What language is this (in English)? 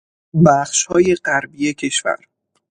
Persian